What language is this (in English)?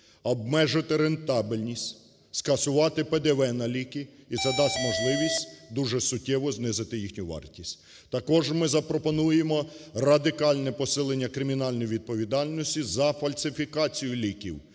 Ukrainian